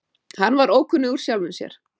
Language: Icelandic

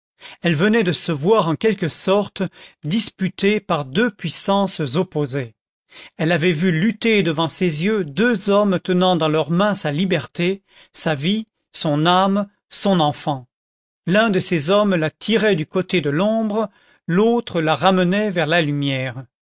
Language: French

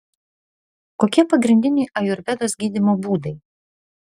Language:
Lithuanian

